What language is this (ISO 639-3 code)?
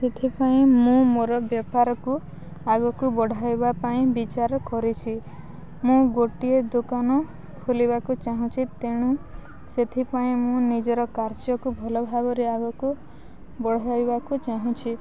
ori